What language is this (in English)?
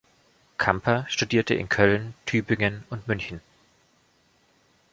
German